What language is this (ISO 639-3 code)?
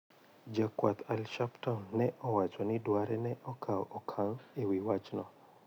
luo